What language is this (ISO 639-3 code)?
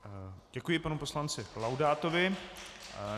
ces